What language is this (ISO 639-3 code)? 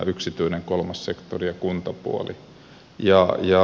fin